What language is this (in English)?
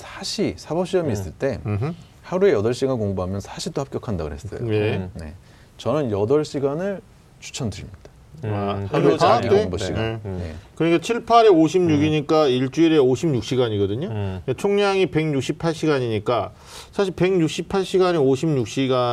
Korean